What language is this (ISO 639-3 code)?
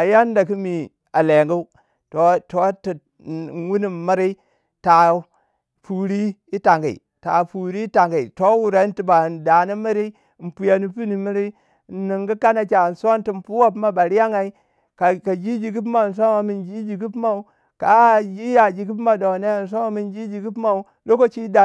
wja